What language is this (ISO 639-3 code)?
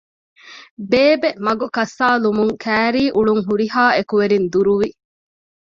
div